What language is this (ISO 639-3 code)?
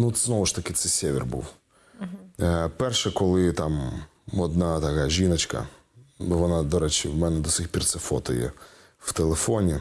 ukr